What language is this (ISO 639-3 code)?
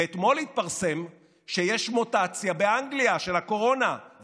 heb